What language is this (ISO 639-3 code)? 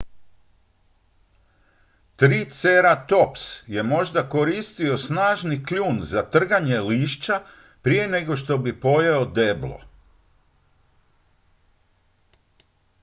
hrv